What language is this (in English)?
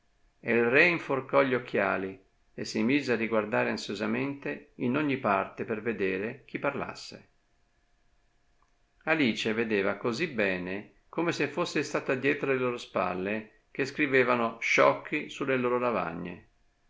Italian